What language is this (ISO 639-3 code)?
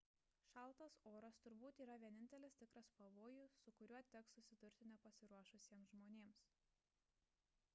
lit